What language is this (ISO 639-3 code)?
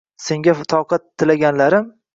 uzb